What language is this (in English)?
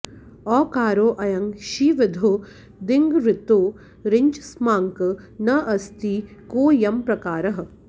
Sanskrit